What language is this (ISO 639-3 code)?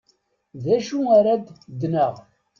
kab